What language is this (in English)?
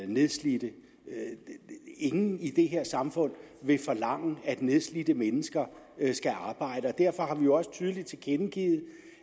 Danish